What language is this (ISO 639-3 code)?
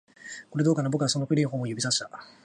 jpn